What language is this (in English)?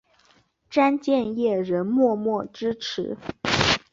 Chinese